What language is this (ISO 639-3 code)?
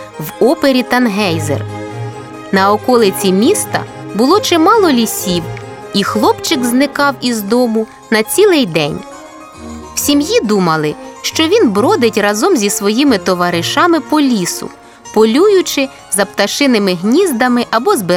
ukr